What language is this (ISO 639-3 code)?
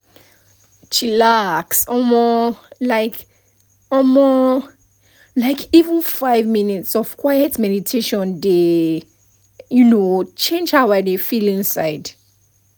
pcm